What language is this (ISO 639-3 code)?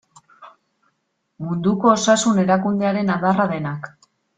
eus